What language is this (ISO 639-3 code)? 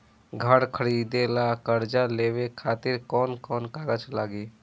bho